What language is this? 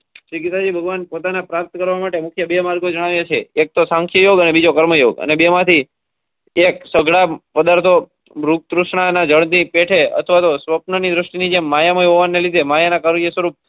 Gujarati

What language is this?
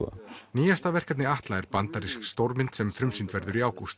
Icelandic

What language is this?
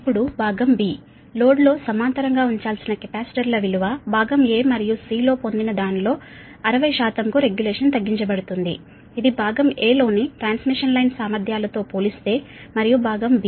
Telugu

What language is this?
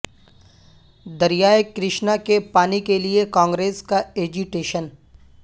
Urdu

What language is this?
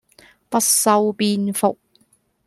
Cantonese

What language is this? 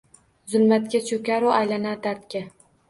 Uzbek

